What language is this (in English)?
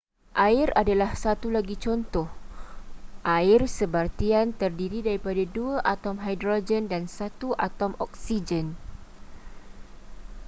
Malay